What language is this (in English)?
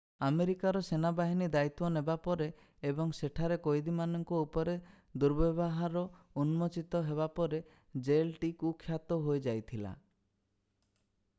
Odia